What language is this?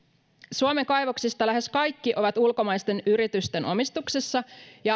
Finnish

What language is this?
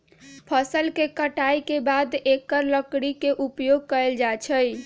Magahi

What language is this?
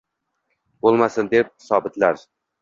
Uzbek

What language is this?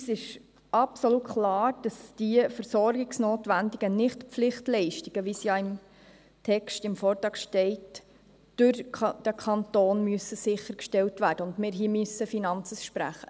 Swiss German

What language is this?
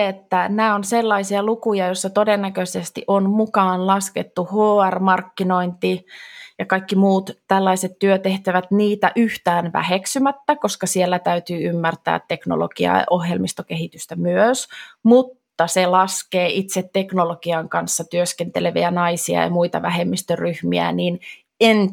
Finnish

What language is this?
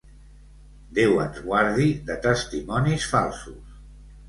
Catalan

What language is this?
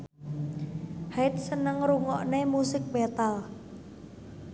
Javanese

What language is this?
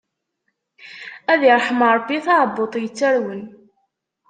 Kabyle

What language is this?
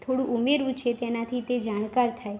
Gujarati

